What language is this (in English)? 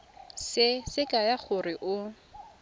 Tswana